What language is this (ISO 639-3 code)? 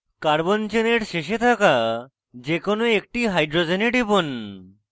ben